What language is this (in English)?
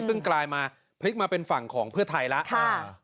Thai